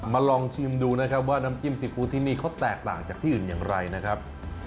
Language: Thai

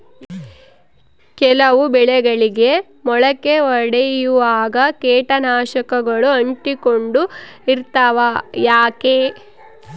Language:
Kannada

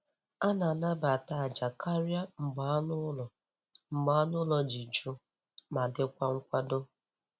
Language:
Igbo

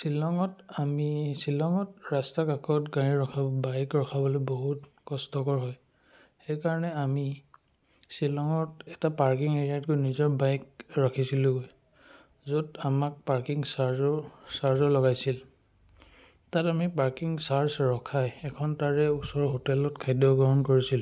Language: Assamese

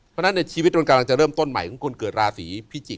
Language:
Thai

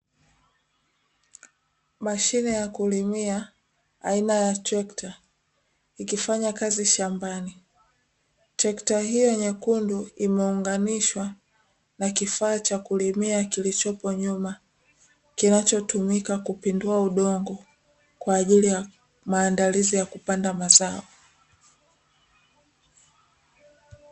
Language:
Swahili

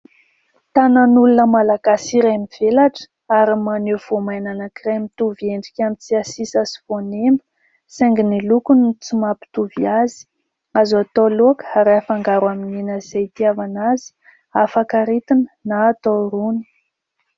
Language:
Malagasy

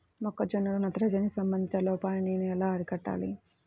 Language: Telugu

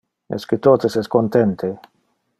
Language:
Interlingua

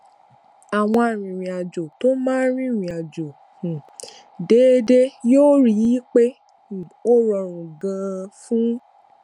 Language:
Yoruba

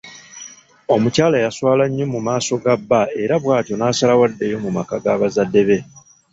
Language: Ganda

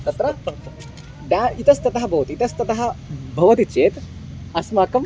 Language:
Sanskrit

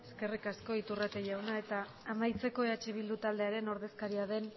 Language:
Basque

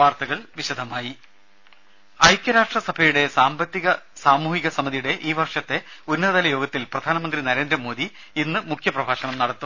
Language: Malayalam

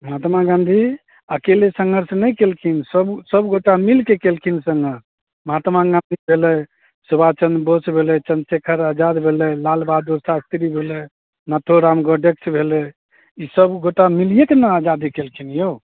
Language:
Maithili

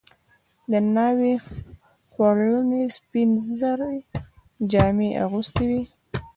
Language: Pashto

